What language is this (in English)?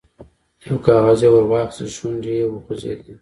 Pashto